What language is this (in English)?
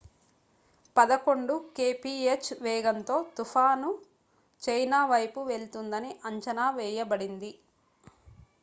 Telugu